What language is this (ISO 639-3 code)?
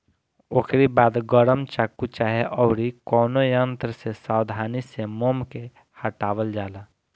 bho